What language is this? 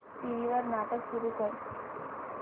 Marathi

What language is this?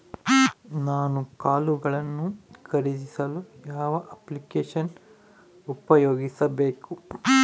Kannada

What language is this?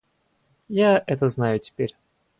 Russian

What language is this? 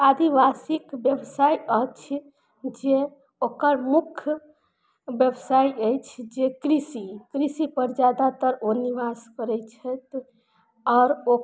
Maithili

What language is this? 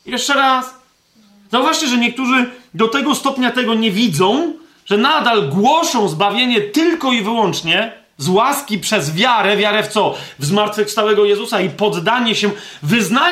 Polish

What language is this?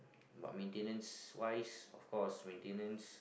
English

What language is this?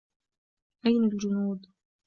Arabic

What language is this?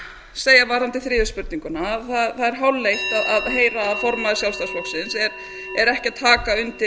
Icelandic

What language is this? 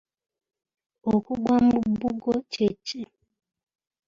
Ganda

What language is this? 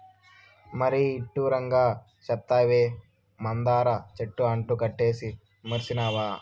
Telugu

